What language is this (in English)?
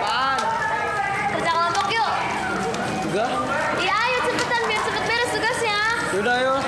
Indonesian